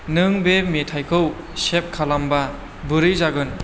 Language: Bodo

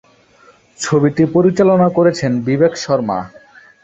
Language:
Bangla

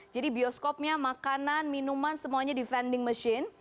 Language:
Indonesian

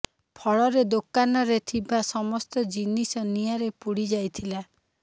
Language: Odia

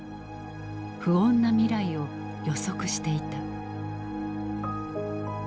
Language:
Japanese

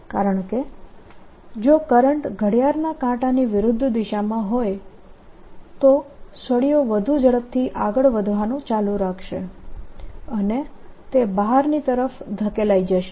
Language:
Gujarati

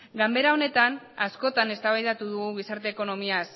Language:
Basque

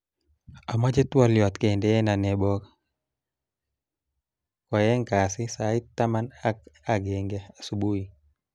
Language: Kalenjin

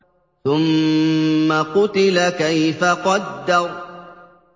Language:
Arabic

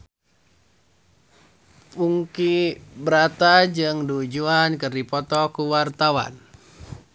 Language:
Sundanese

